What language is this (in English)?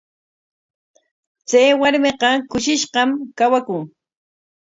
Corongo Ancash Quechua